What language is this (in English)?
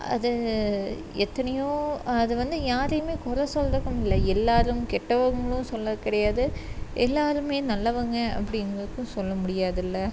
Tamil